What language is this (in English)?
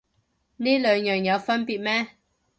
Cantonese